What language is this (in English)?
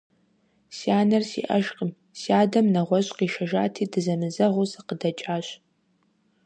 Kabardian